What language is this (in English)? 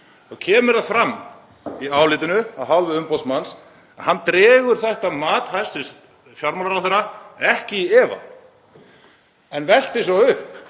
Icelandic